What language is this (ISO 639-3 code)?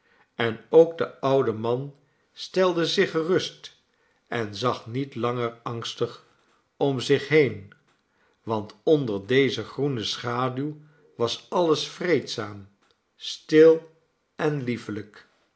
nld